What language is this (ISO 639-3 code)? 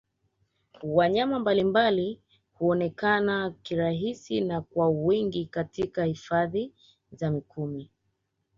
swa